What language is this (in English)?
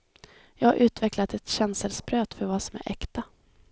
Swedish